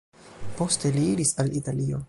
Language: Esperanto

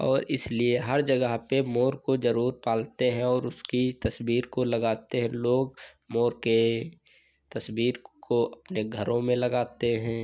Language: Hindi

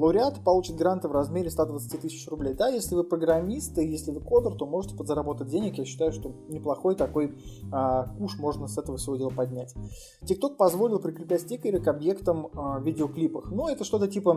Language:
Russian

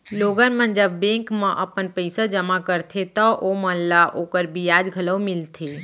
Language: Chhattisgarhi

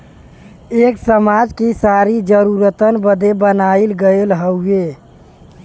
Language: Bhojpuri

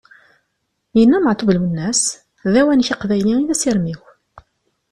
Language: Kabyle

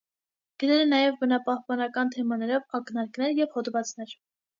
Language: Armenian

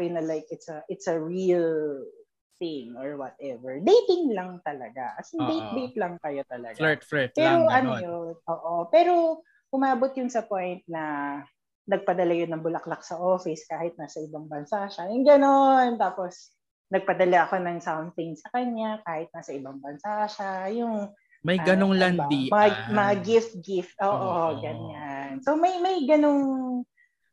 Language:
Filipino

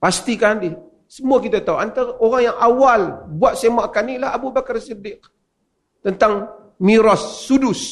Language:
Malay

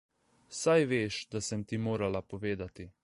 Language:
Slovenian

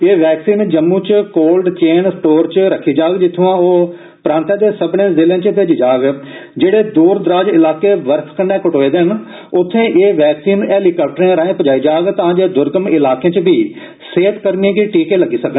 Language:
Dogri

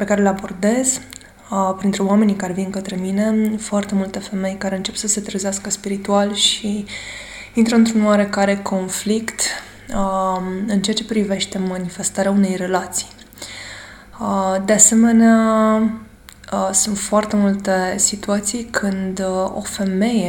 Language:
Romanian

